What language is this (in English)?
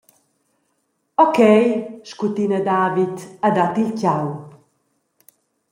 Romansh